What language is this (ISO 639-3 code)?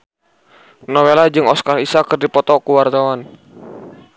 sun